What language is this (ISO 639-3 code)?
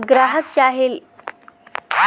bho